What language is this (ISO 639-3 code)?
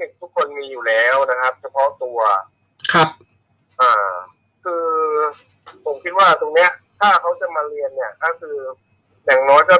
tha